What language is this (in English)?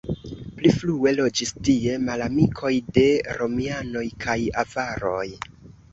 Esperanto